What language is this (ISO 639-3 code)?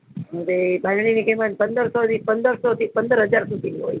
guj